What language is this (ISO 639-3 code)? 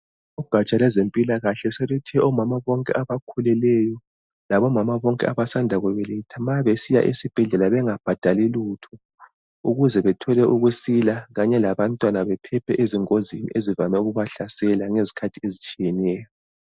nde